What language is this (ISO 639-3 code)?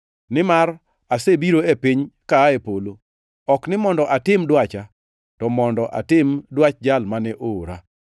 luo